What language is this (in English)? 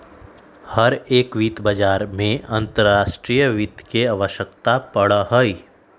Magahi